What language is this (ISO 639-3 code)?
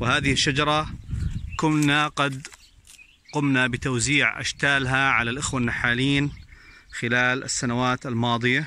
ara